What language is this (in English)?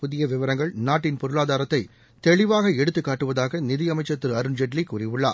Tamil